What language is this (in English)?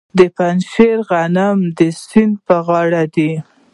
Pashto